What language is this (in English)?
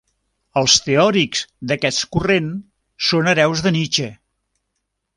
Catalan